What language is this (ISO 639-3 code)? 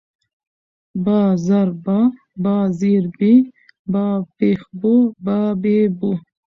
pus